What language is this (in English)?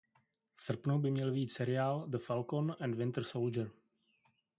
Czech